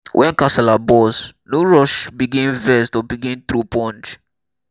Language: Nigerian Pidgin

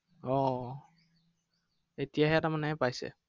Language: Assamese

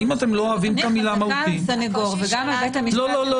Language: Hebrew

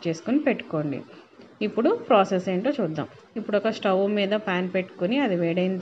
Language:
Telugu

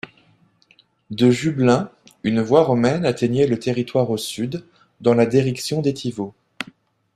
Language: French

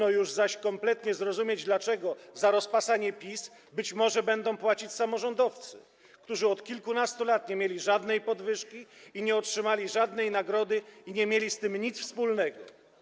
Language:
Polish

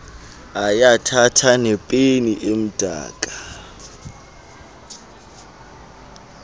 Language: Xhosa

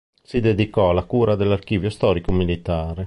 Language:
Italian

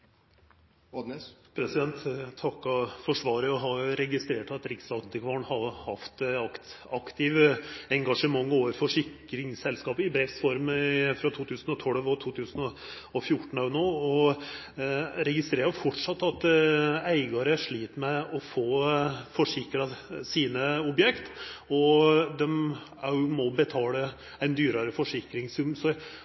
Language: Norwegian Nynorsk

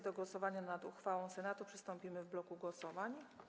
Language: Polish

